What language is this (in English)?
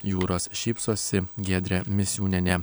Lithuanian